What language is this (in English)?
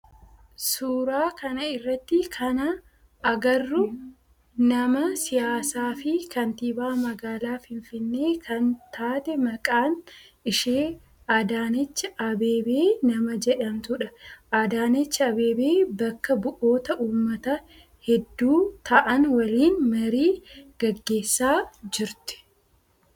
Oromo